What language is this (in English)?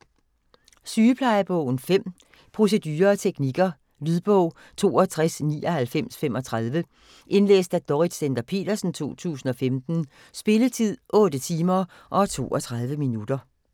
Danish